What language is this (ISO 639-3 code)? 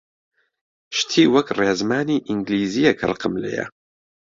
ckb